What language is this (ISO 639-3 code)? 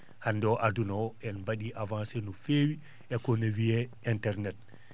ful